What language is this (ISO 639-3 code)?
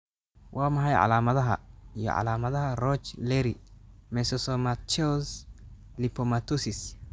som